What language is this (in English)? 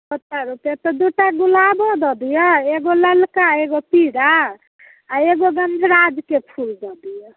Maithili